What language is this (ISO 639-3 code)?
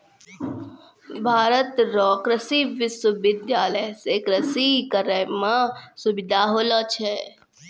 mai